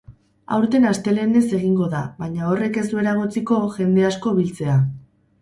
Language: Basque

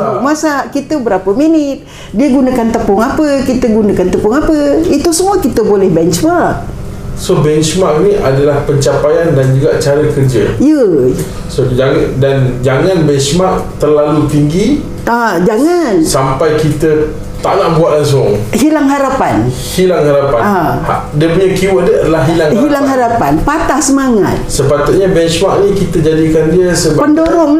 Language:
Malay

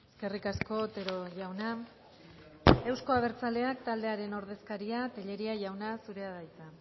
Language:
Basque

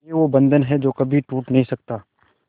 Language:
Hindi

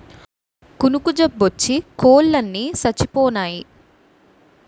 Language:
Telugu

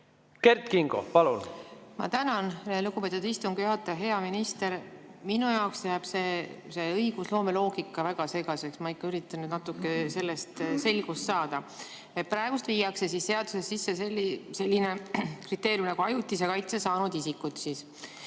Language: Estonian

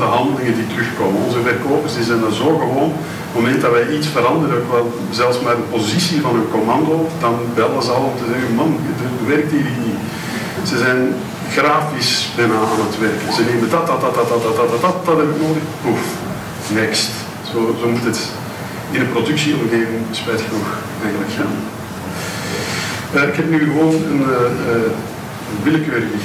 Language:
Dutch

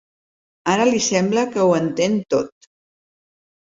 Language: Catalan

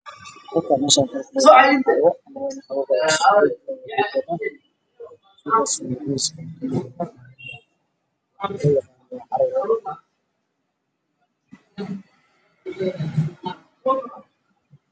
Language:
Somali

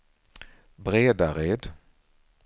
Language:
Swedish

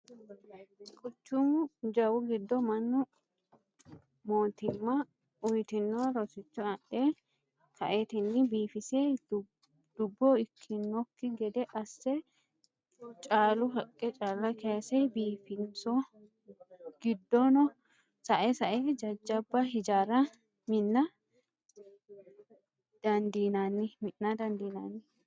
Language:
Sidamo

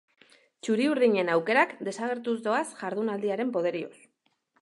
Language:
Basque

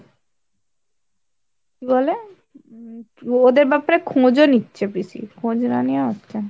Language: Bangla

